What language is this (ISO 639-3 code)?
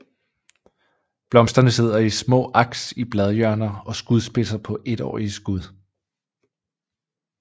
dan